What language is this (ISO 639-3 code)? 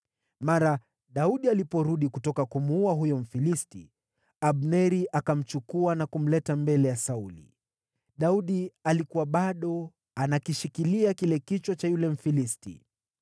swa